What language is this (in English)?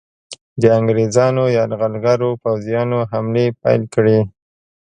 Pashto